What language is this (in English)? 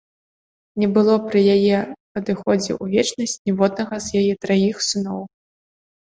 Belarusian